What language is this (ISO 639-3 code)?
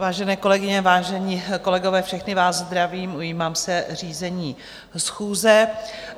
ces